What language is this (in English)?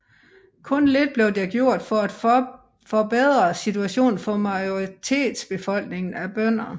Danish